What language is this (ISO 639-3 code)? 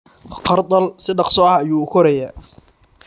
som